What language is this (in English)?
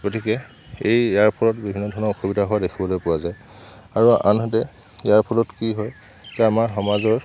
Assamese